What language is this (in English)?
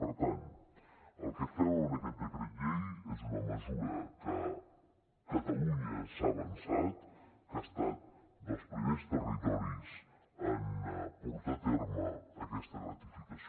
Catalan